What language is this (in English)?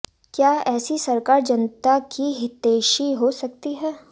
Hindi